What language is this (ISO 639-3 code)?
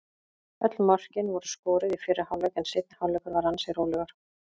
isl